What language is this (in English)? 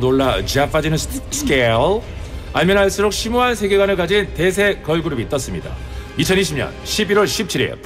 Korean